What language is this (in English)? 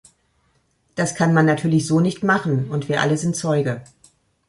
German